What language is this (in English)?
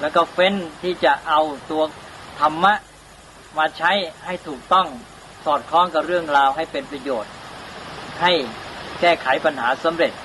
Thai